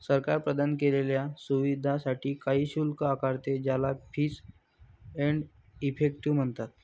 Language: Marathi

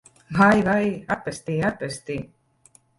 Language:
Latvian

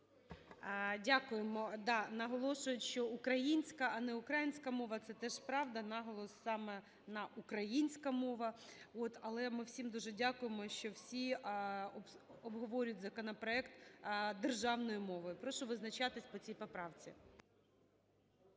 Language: Ukrainian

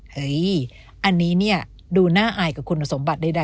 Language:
Thai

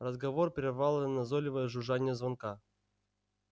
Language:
Russian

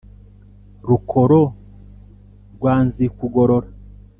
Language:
Kinyarwanda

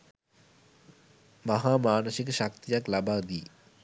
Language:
Sinhala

